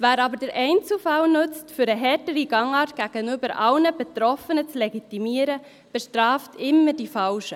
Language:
Swiss German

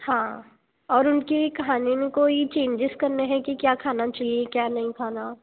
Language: Hindi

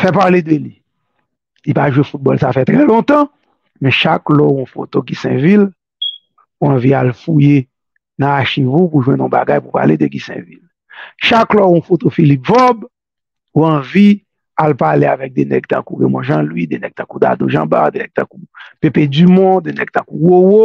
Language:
French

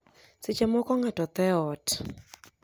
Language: Luo (Kenya and Tanzania)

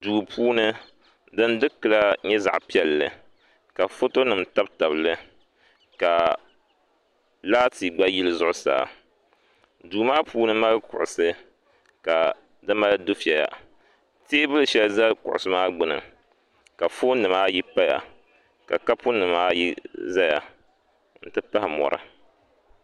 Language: Dagbani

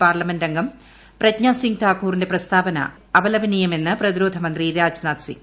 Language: Malayalam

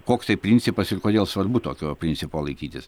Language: Lithuanian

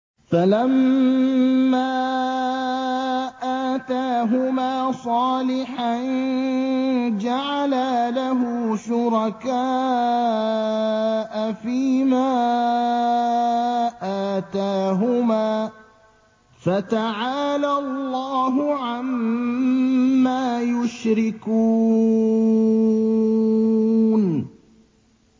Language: Arabic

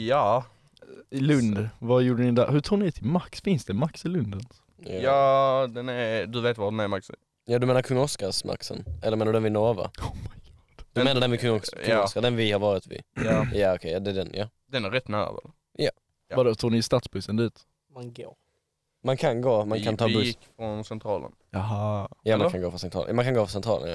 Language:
Swedish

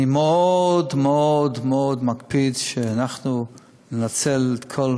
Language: Hebrew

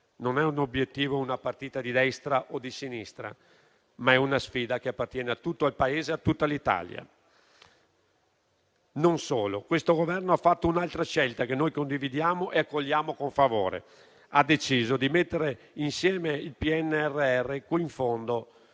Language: Italian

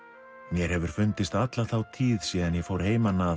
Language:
Icelandic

